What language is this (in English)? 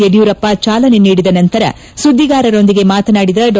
Kannada